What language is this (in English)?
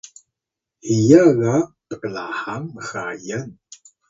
Atayal